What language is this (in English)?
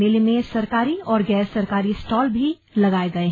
Hindi